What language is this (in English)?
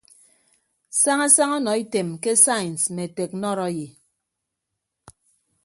Ibibio